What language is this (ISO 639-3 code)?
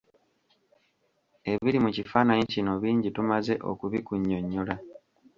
lug